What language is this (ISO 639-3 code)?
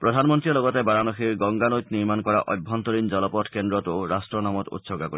asm